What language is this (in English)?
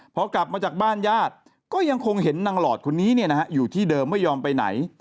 Thai